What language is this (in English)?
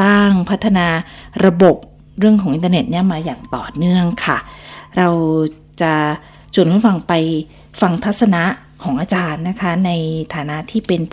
Thai